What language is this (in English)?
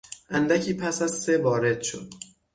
Persian